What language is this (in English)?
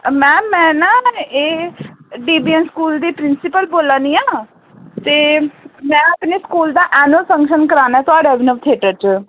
Dogri